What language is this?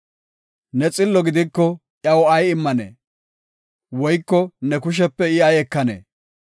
Gofa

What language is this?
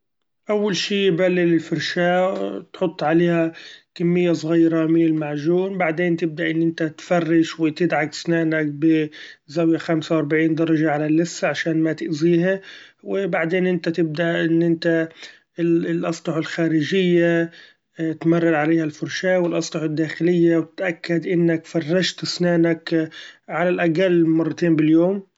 Gulf Arabic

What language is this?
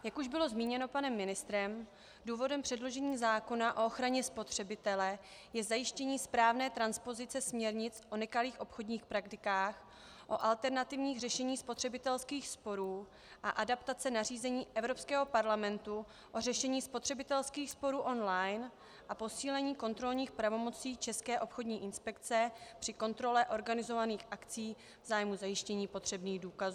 Czech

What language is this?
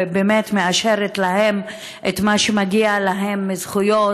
Hebrew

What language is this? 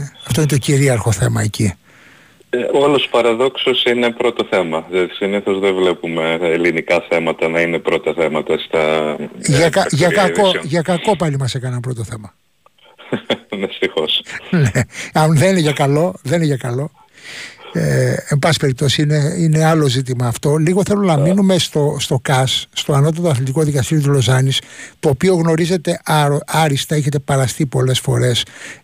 Greek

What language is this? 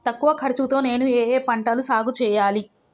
Telugu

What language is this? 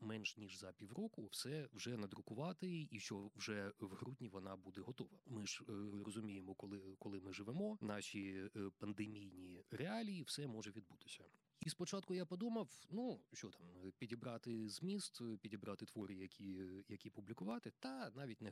Ukrainian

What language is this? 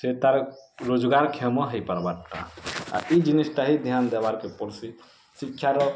Odia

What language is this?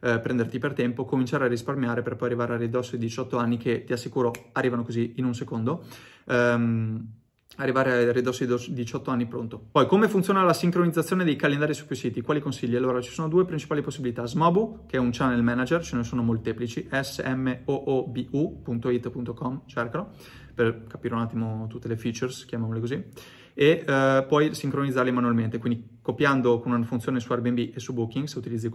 Italian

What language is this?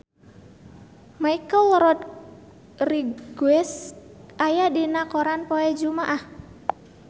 Sundanese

